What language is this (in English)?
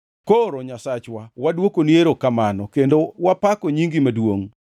Luo (Kenya and Tanzania)